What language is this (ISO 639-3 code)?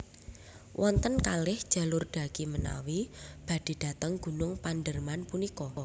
jav